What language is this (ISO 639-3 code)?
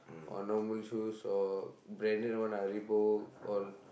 eng